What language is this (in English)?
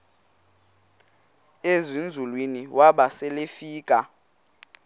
Xhosa